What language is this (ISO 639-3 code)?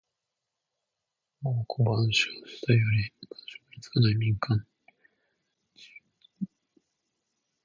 jpn